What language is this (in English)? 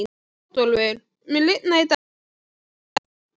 Icelandic